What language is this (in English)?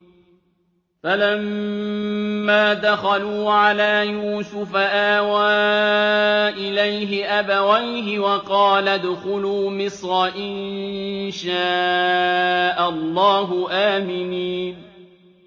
Arabic